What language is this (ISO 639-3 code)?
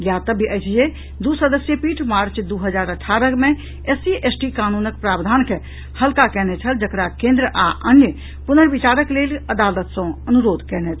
mai